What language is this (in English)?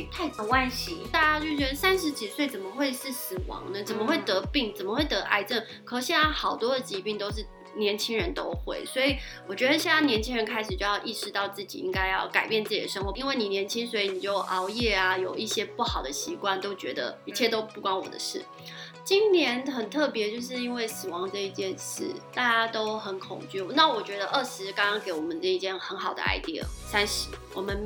Chinese